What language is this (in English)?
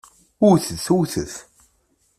Kabyle